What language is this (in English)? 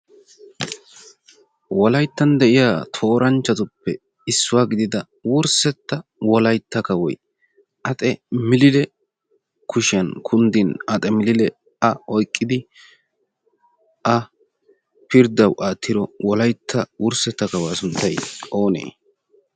Wolaytta